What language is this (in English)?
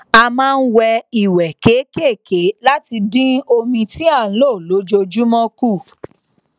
Yoruba